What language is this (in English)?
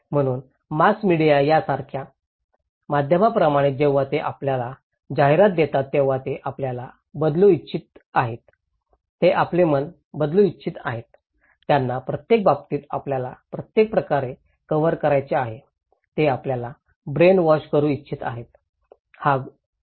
Marathi